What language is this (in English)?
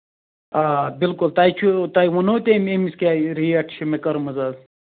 Kashmiri